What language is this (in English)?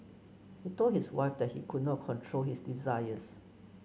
English